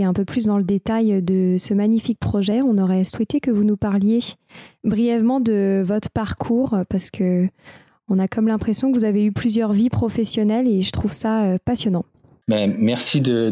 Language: French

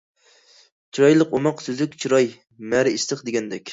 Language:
Uyghur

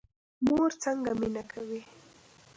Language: Pashto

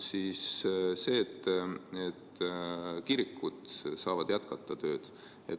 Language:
Estonian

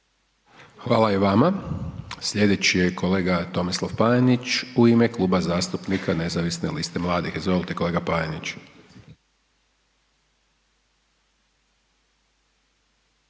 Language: Croatian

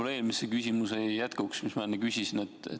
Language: Estonian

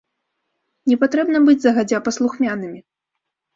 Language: Belarusian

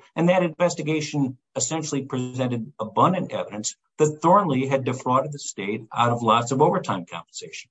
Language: English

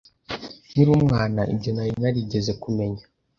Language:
Kinyarwanda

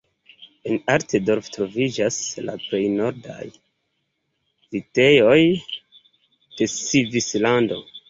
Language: Esperanto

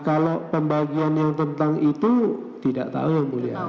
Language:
Indonesian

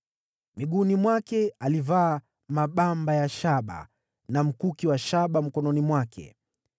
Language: Swahili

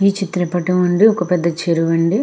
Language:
Telugu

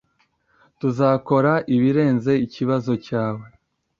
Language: Kinyarwanda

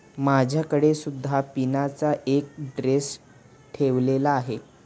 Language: Marathi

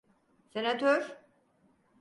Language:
Turkish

